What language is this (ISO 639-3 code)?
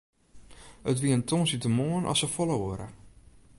fry